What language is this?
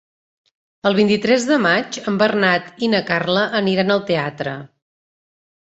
Catalan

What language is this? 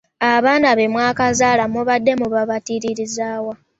Ganda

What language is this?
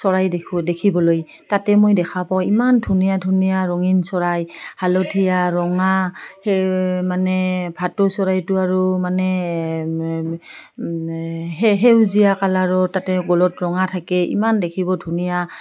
Assamese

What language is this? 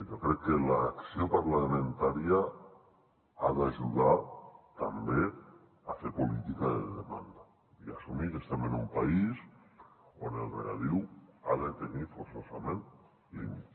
Catalan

